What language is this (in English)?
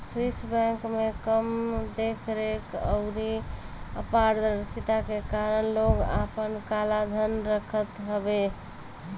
Bhojpuri